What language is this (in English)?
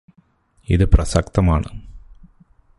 Malayalam